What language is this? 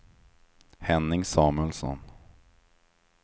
Swedish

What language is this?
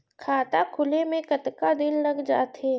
Chhattisgarhi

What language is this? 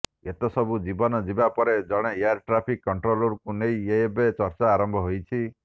Odia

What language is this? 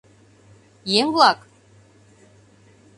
Mari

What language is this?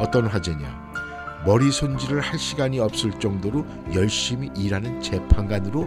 Korean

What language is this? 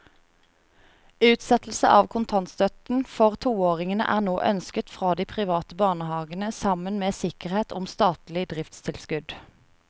Norwegian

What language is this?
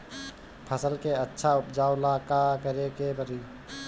Bhojpuri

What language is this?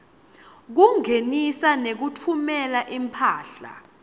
Swati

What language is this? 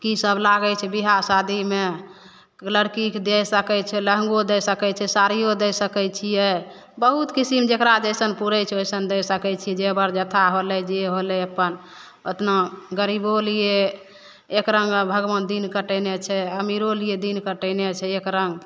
Maithili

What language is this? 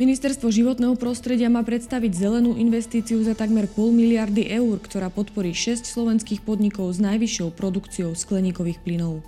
Slovak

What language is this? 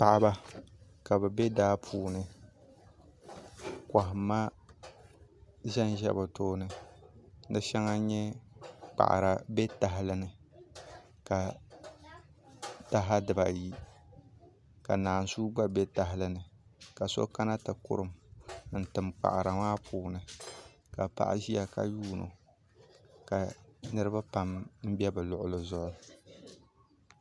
Dagbani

